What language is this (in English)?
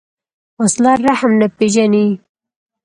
Pashto